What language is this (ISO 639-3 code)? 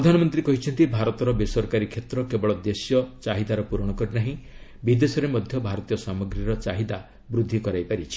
ori